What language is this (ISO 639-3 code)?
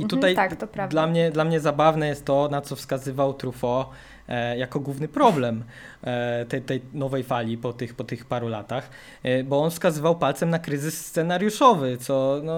pol